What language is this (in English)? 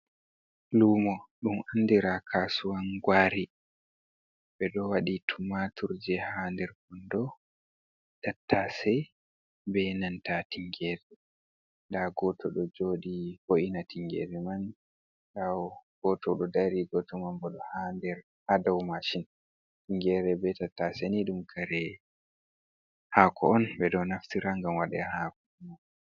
Fula